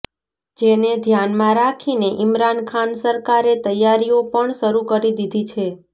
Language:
Gujarati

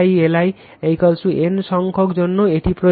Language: Bangla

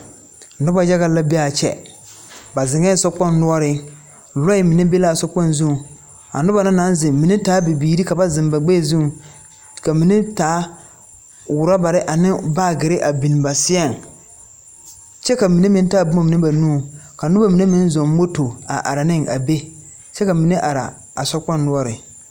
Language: Southern Dagaare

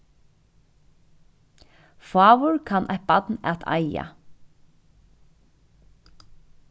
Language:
Faroese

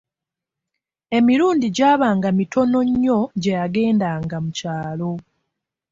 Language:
Ganda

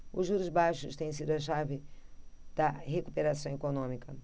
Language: Portuguese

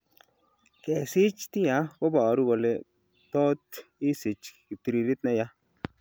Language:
Kalenjin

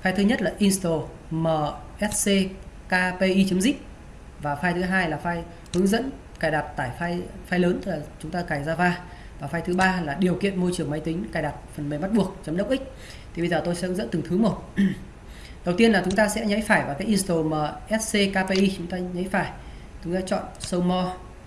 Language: Vietnamese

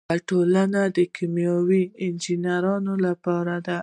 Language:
Pashto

